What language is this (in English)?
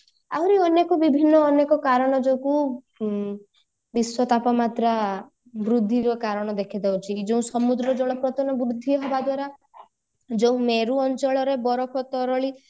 Odia